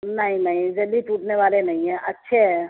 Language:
Urdu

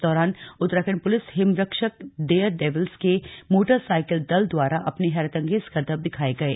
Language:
Hindi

